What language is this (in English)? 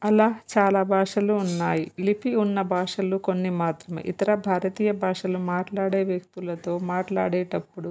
Telugu